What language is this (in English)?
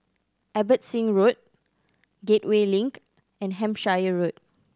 English